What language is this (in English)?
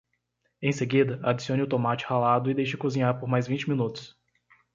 Portuguese